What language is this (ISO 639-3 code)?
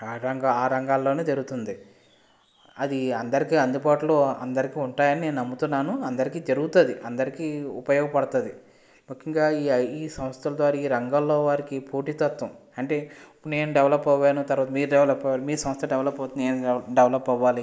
tel